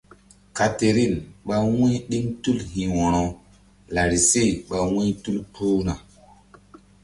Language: Mbum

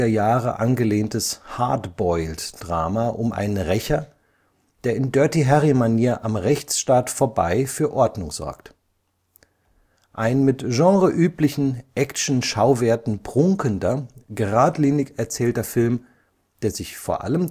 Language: German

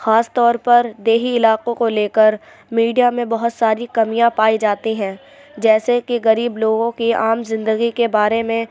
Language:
Urdu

